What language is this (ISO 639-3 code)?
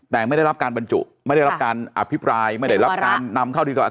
tha